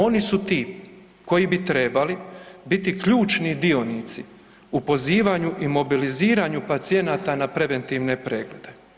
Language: Croatian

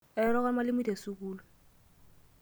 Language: Masai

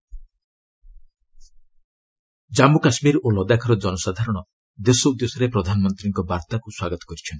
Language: Odia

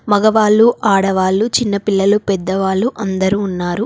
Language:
Telugu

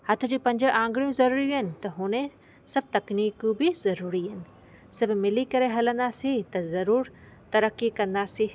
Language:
Sindhi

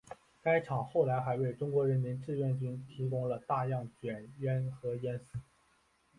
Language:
Chinese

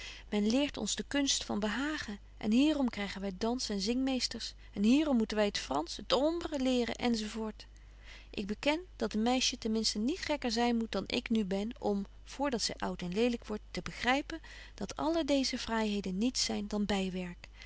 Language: Dutch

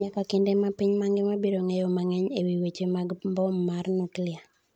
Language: Luo (Kenya and Tanzania)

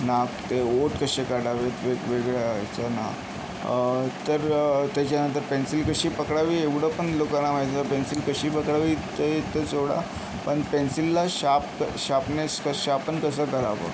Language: Marathi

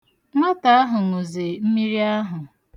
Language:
Igbo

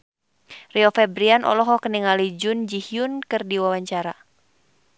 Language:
Sundanese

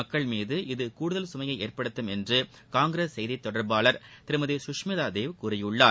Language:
Tamil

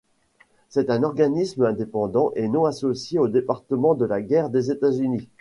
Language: French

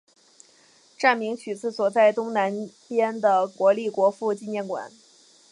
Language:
Chinese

